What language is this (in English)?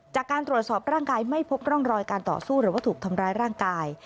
Thai